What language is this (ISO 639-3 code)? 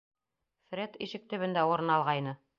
bak